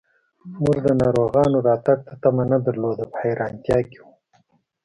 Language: Pashto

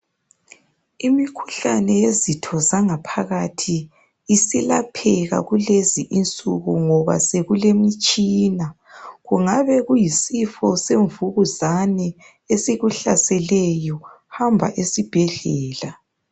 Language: North Ndebele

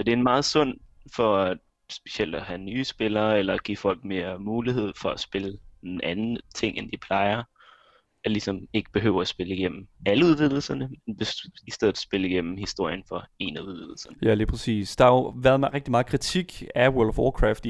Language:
Danish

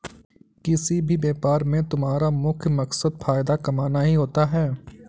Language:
Hindi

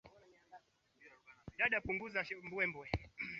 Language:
Swahili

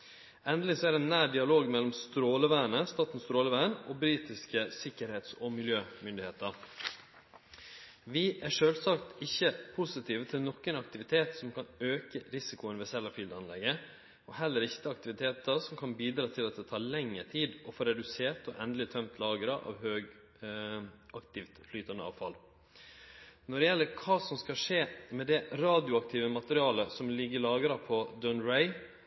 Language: Norwegian Nynorsk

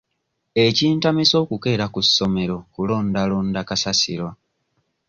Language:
Ganda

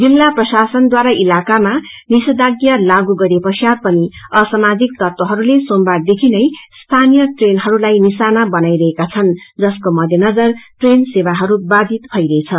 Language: Nepali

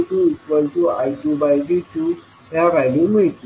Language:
Marathi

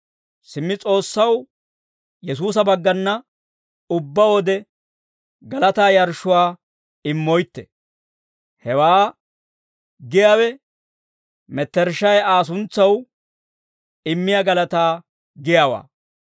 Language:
Dawro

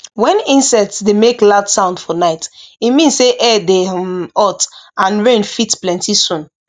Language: Nigerian Pidgin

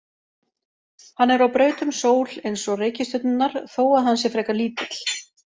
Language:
Icelandic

